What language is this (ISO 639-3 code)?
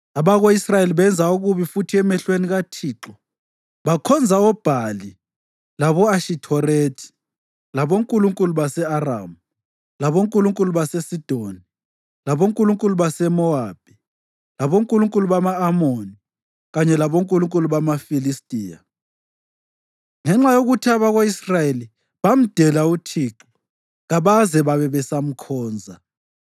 nde